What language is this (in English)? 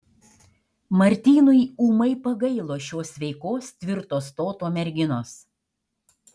Lithuanian